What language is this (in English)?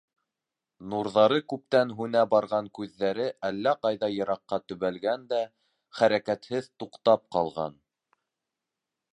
Bashkir